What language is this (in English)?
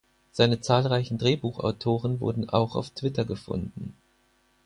German